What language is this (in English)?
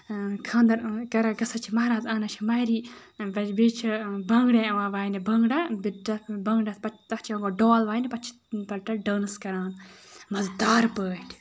Kashmiri